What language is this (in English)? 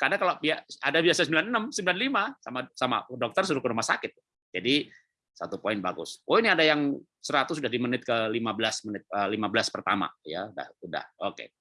Indonesian